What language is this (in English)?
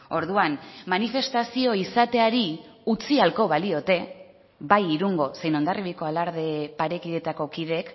Basque